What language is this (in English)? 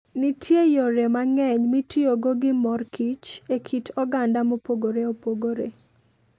Luo (Kenya and Tanzania)